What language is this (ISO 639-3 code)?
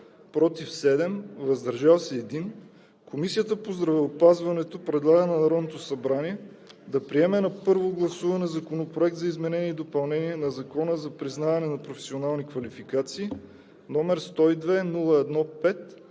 bul